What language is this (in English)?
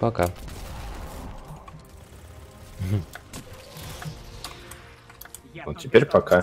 Russian